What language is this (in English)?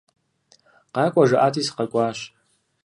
Kabardian